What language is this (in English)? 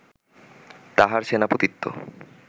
Bangla